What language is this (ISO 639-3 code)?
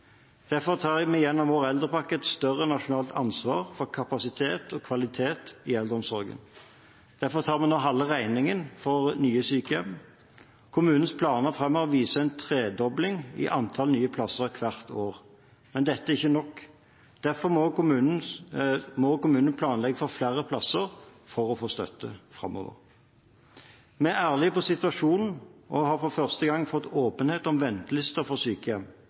nob